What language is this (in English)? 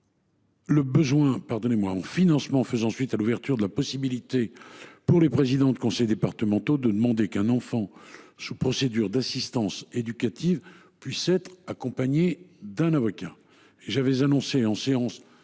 French